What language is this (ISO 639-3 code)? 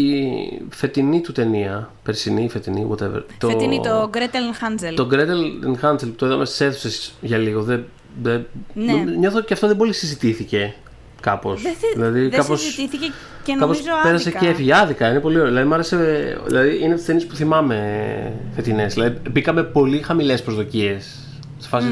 ell